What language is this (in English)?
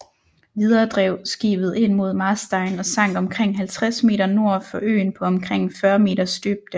Danish